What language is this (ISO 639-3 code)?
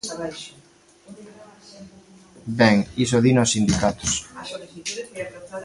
glg